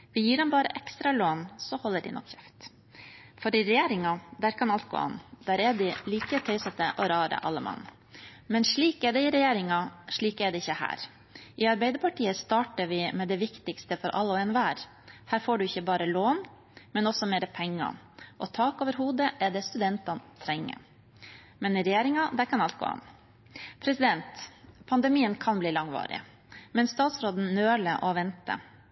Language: Norwegian Bokmål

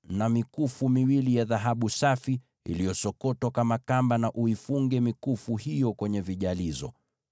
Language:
Swahili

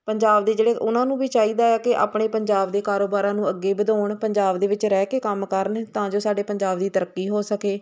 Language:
Punjabi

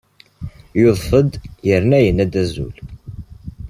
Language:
Kabyle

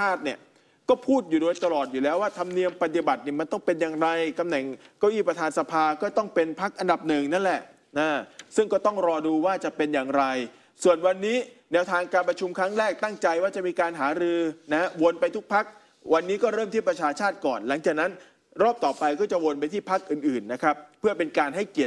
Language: Thai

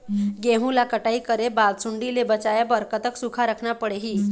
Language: Chhattisgarhi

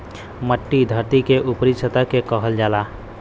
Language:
Bhojpuri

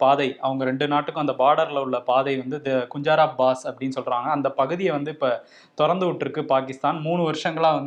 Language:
Tamil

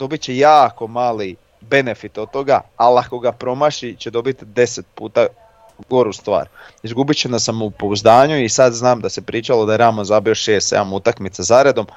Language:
Croatian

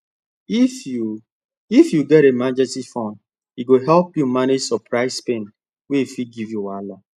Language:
Nigerian Pidgin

